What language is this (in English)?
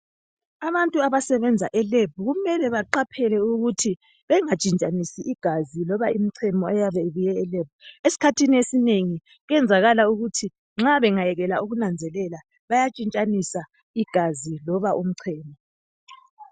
North Ndebele